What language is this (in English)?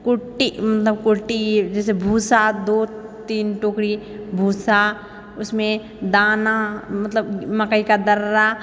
Maithili